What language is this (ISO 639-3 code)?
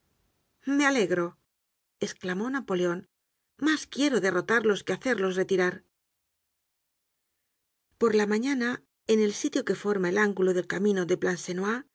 spa